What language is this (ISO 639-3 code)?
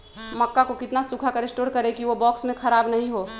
mag